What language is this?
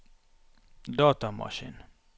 Norwegian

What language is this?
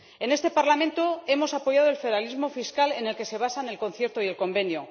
Spanish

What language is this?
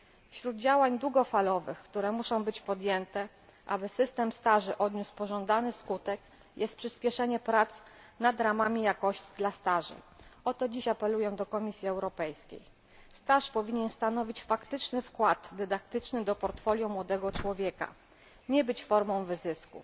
Polish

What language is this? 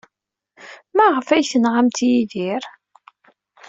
Kabyle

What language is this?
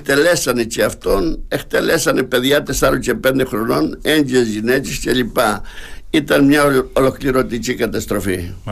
Greek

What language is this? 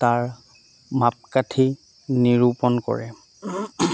Assamese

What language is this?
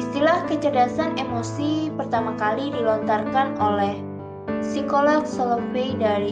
Indonesian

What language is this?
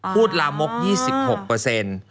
Thai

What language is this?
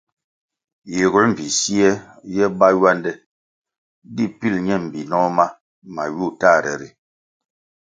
Kwasio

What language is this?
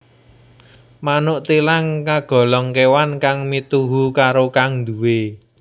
Javanese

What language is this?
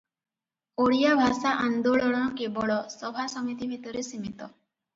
Odia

